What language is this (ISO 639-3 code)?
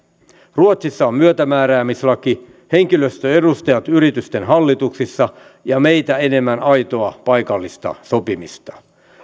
fin